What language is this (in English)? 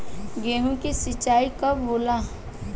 Bhojpuri